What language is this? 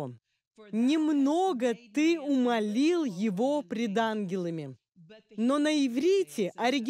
Russian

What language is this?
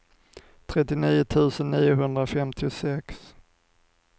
Swedish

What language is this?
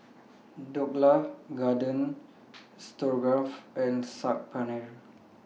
English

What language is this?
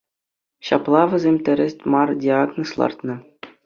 Chuvash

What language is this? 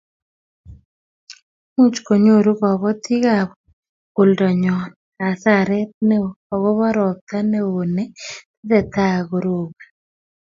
Kalenjin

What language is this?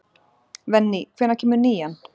Icelandic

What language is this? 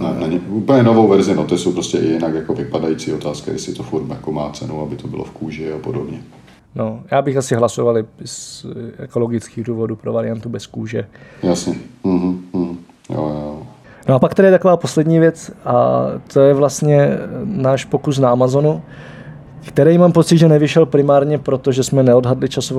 Czech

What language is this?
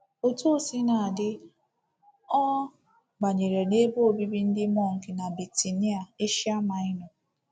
Igbo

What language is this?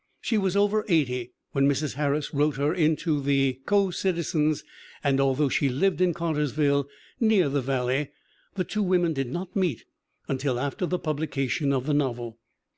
English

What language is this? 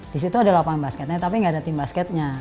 Indonesian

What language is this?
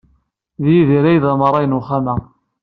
Kabyle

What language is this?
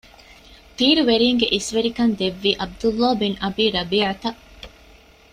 Divehi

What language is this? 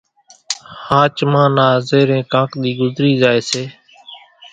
Kachi Koli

